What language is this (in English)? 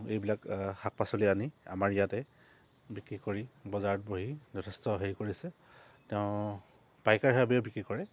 Assamese